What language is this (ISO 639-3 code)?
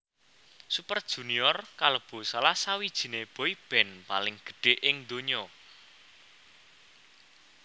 jav